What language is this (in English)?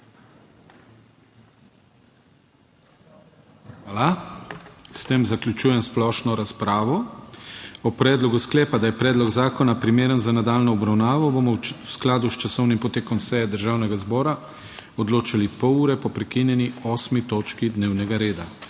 Slovenian